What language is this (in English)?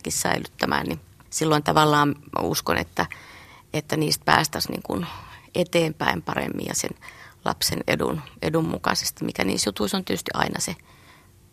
Finnish